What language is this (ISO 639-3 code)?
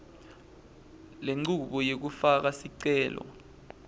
ssw